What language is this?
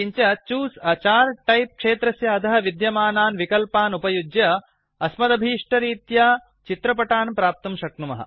Sanskrit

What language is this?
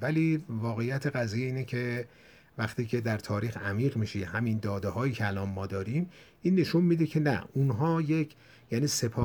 Persian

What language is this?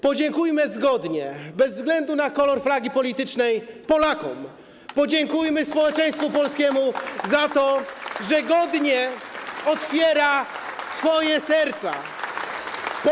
Polish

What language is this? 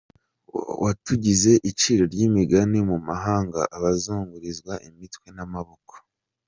Kinyarwanda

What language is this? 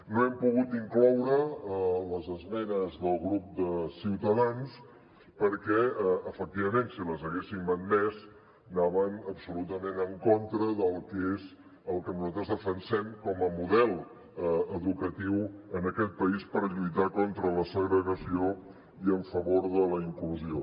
Catalan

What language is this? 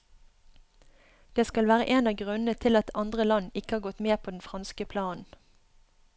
Norwegian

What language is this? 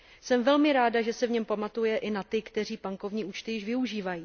Czech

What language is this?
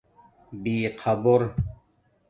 Domaaki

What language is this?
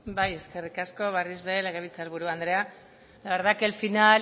Basque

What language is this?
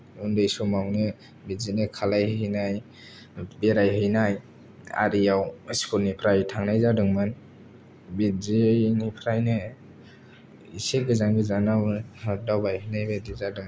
Bodo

